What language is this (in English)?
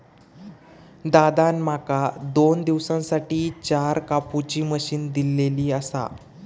Marathi